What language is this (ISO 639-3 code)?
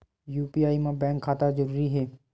hne